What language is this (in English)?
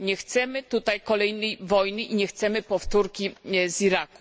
Polish